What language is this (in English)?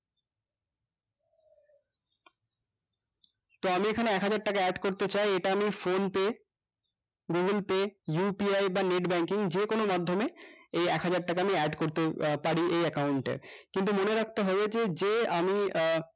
Bangla